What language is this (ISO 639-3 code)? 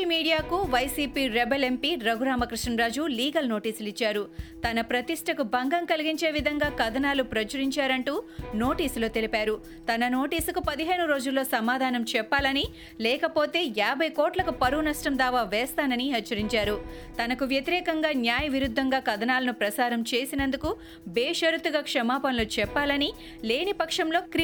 tel